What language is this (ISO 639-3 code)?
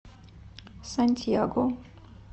rus